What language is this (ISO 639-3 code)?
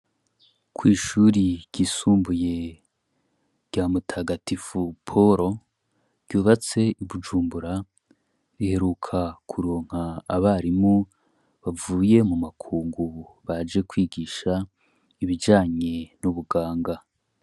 run